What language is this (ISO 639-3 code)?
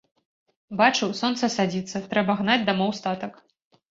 bel